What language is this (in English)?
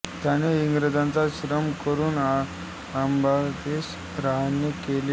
Marathi